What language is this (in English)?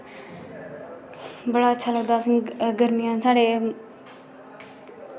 Dogri